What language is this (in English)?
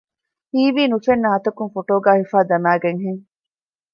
Divehi